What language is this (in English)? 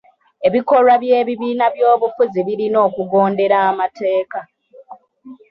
Ganda